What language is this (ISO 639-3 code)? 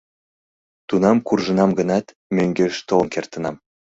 chm